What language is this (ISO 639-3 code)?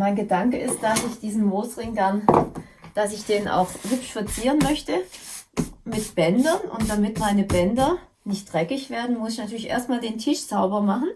deu